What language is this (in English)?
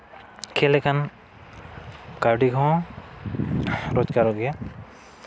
Santali